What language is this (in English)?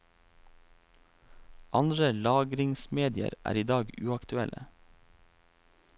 Norwegian